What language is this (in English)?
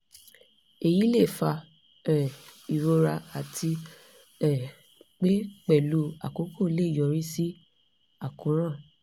Yoruba